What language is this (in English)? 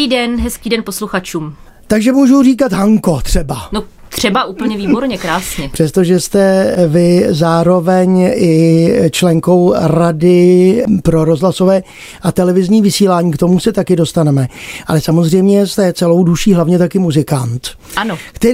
Czech